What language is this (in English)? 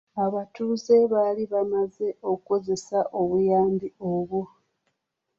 Ganda